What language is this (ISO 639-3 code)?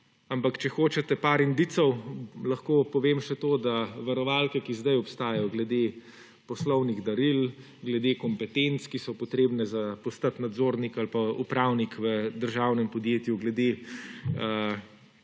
slv